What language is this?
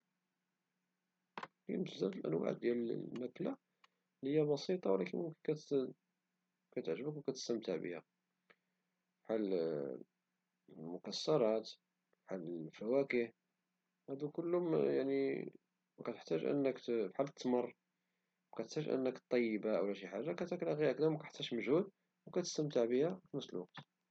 Moroccan Arabic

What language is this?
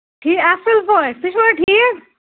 Kashmiri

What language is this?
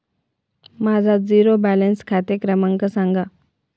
Marathi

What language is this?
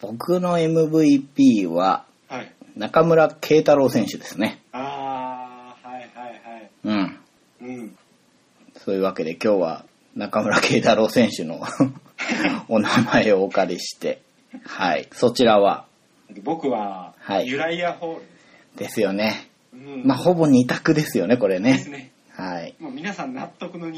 Japanese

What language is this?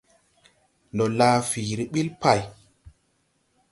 Tupuri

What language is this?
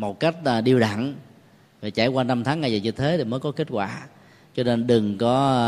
Vietnamese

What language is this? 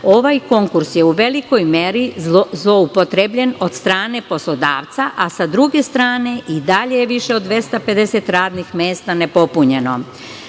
Serbian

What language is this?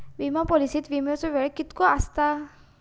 Marathi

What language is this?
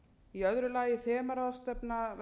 Icelandic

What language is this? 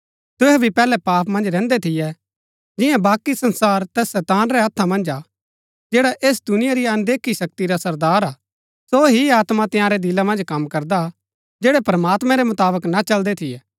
Gaddi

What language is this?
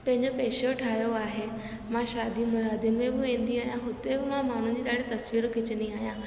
Sindhi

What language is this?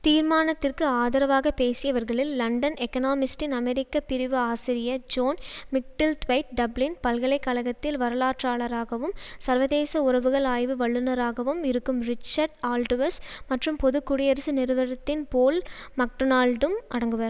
Tamil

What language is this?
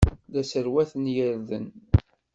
Kabyle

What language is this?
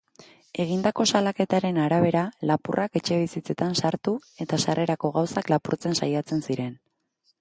Basque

